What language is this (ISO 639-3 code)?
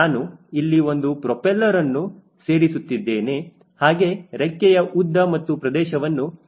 kan